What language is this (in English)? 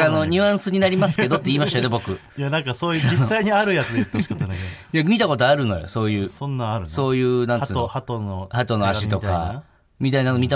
Japanese